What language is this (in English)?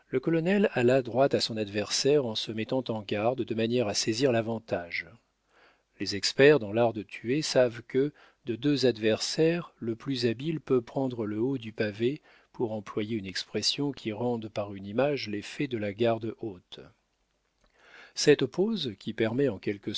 French